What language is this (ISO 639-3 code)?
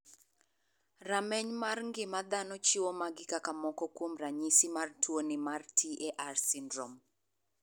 luo